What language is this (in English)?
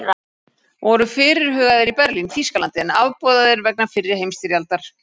Icelandic